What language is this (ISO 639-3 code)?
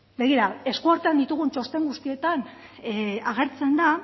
eus